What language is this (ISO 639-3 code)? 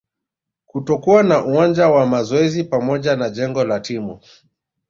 swa